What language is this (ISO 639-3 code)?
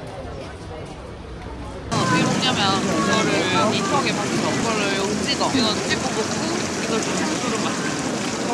kor